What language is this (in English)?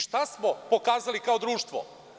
Serbian